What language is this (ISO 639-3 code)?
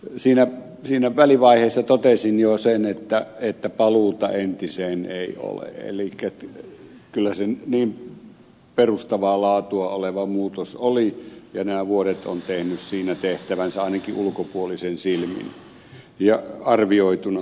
fin